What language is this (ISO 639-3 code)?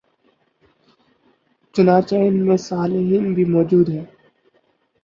urd